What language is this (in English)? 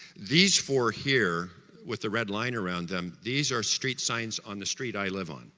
English